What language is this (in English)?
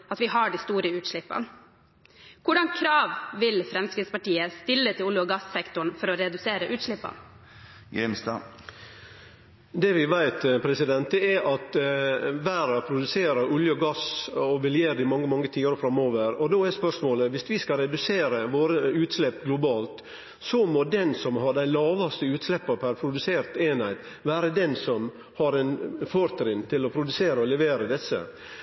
Norwegian